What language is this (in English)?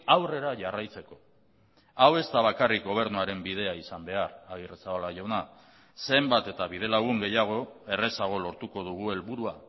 Basque